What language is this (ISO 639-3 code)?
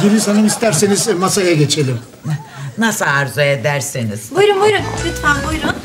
tur